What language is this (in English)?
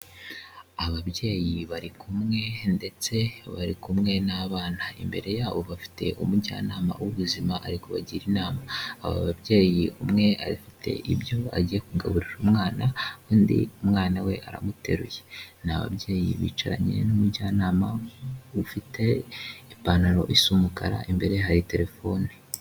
Kinyarwanda